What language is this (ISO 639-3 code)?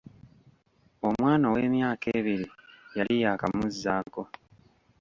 lug